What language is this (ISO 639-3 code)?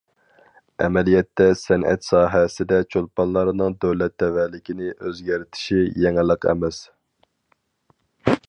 uig